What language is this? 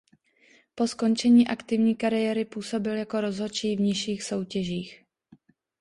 Czech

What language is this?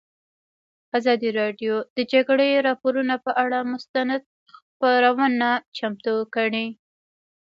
Pashto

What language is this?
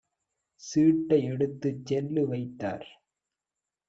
Tamil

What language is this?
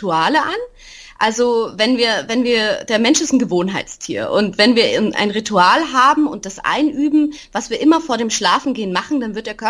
German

